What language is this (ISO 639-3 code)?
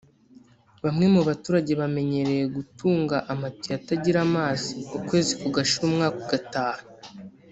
kin